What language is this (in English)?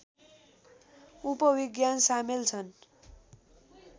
Nepali